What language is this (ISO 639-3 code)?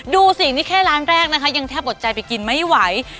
tha